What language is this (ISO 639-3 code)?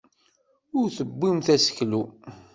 kab